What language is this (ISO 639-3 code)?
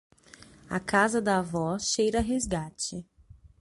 por